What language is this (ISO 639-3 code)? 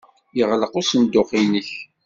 kab